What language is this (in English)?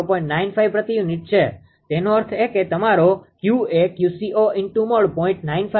Gujarati